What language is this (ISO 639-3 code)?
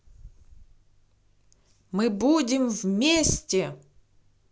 rus